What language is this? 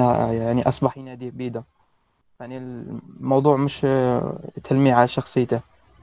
Arabic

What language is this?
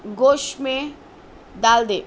Urdu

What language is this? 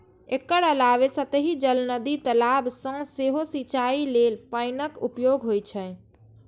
Maithili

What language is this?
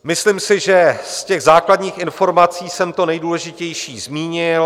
Czech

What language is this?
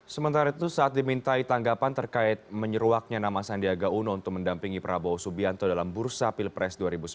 Indonesian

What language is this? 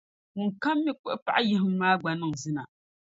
Dagbani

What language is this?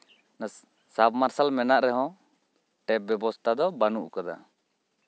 Santali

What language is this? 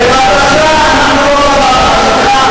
Hebrew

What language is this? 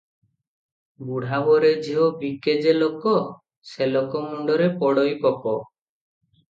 Odia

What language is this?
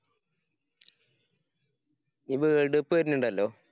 Malayalam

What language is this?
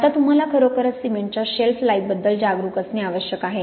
Marathi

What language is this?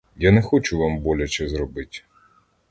Ukrainian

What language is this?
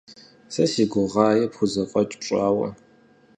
Kabardian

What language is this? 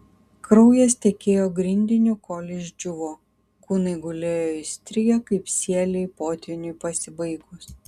Lithuanian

